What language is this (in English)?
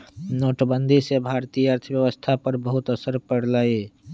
Magahi